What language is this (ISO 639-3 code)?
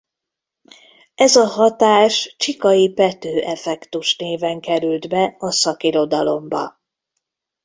hun